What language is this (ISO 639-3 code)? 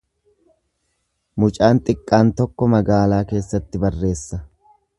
orm